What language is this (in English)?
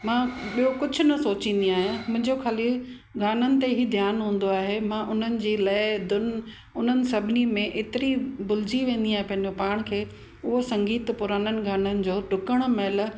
Sindhi